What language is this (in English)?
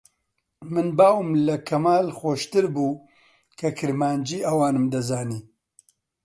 Central Kurdish